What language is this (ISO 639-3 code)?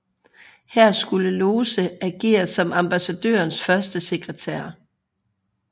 dan